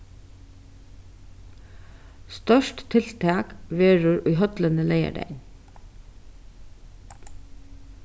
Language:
Faroese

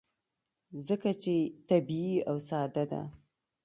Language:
Pashto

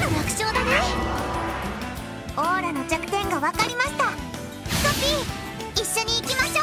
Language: Japanese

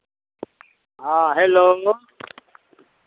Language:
Maithili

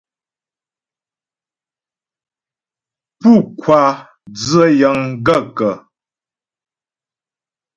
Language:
Ghomala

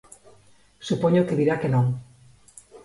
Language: Galician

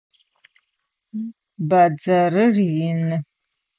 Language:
Adyghe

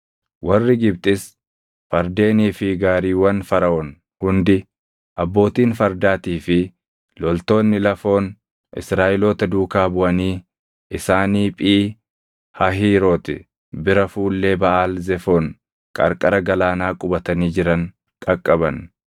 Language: Oromo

